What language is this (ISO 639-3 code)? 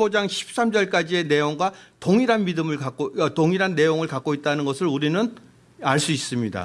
kor